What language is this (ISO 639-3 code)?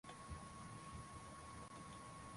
swa